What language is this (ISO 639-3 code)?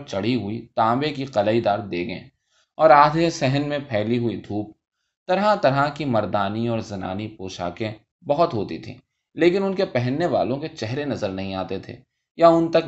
urd